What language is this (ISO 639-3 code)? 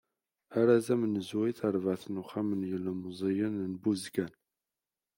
kab